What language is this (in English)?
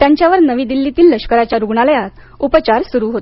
Marathi